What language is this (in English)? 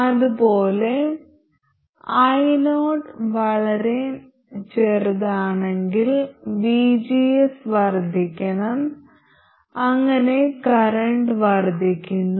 Malayalam